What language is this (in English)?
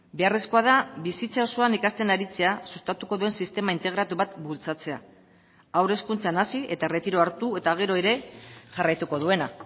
Basque